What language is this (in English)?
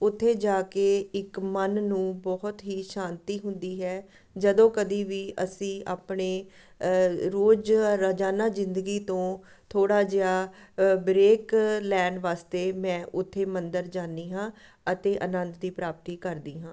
Punjabi